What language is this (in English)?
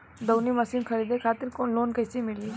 Bhojpuri